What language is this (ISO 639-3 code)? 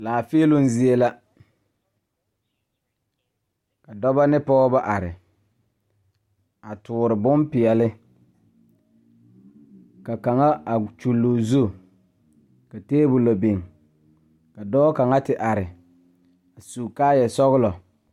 dga